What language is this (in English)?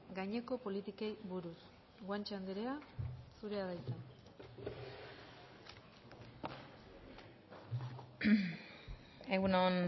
Basque